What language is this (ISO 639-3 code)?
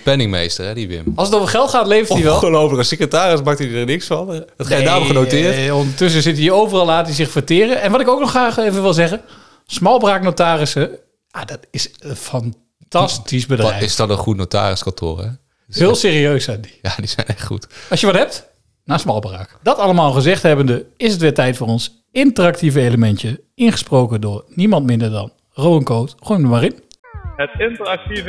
nld